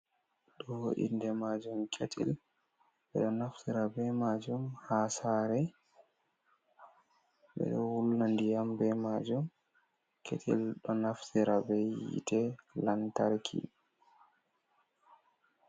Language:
Fula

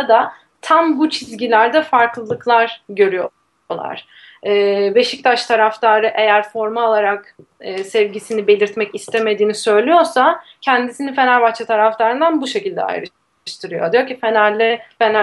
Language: Turkish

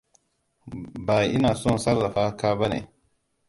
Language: Hausa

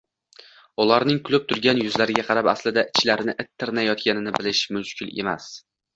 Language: Uzbek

